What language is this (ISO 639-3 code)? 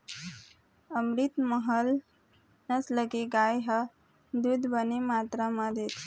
hne